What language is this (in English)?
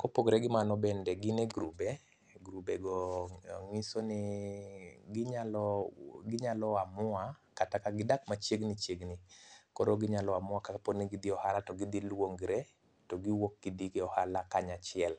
Luo (Kenya and Tanzania)